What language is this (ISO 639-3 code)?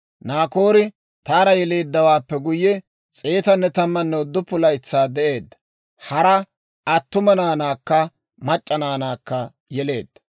dwr